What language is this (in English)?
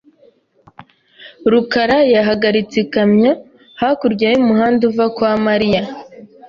Kinyarwanda